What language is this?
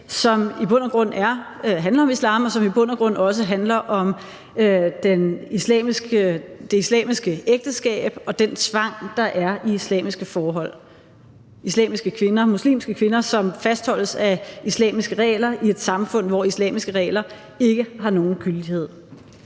Danish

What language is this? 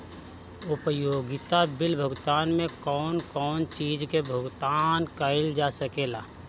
Bhojpuri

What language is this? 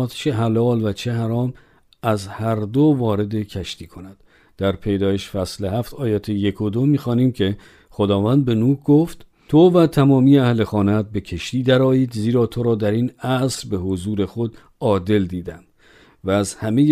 Persian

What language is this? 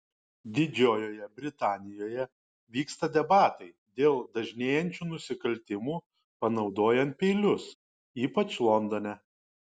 Lithuanian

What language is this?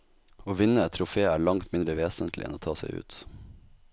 Norwegian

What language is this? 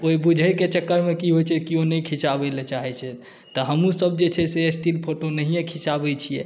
Maithili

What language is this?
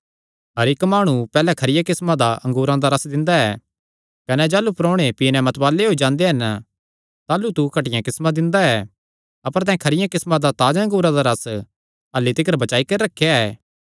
Kangri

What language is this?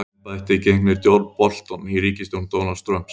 Icelandic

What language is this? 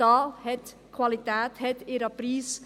Swiss German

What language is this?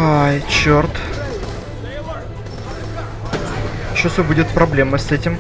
Russian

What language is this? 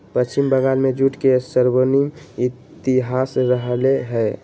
Magahi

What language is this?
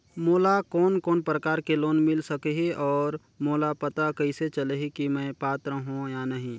Chhattisgarhi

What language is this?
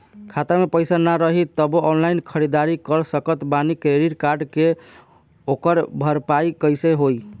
Bhojpuri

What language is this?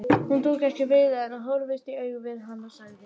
Icelandic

